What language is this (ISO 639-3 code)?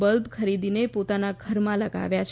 guj